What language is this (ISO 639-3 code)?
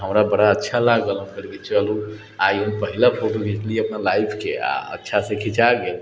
mai